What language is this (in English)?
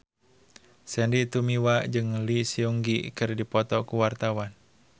Sundanese